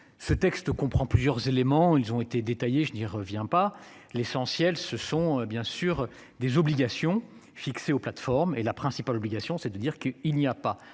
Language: French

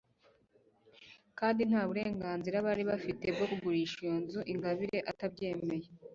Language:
Kinyarwanda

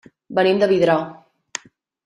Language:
Catalan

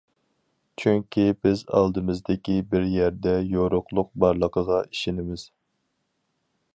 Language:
Uyghur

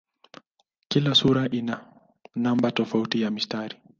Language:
Swahili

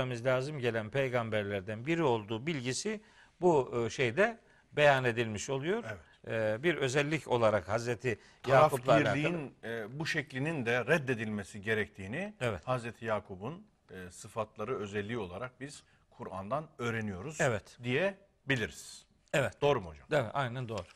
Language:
Turkish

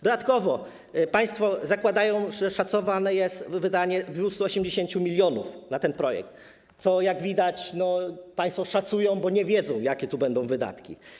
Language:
Polish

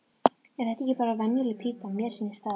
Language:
Icelandic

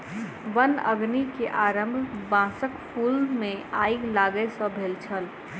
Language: Maithili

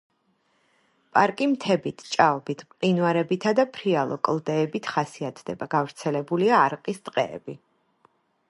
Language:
Georgian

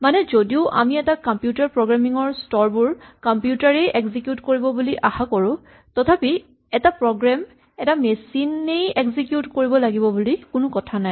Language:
Assamese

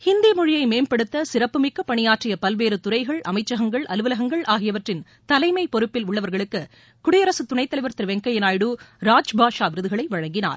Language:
Tamil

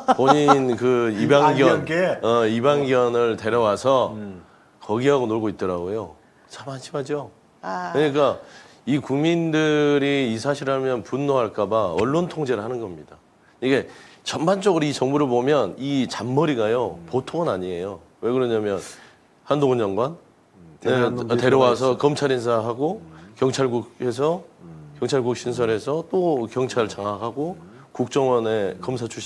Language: Korean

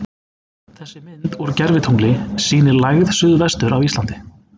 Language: Icelandic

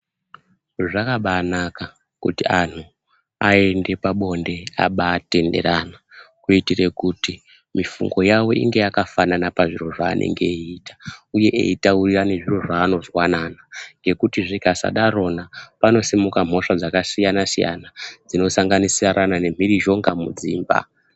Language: Ndau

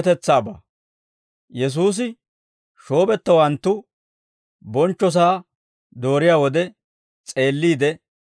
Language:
Dawro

